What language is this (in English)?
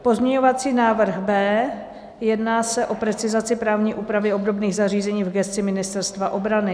Czech